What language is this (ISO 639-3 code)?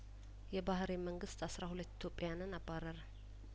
amh